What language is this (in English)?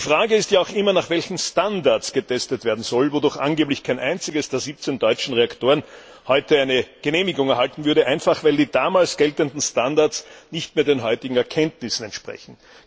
German